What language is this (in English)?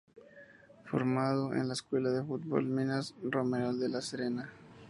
Spanish